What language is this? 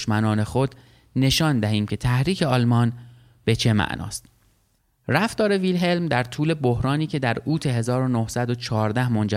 Persian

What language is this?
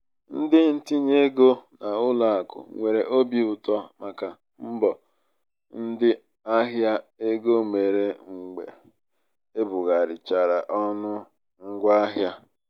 Igbo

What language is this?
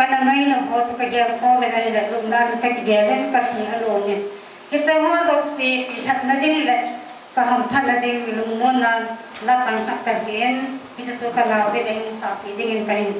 Thai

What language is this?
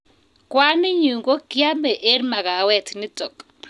Kalenjin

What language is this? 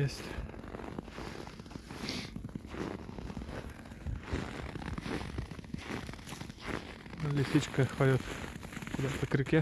Russian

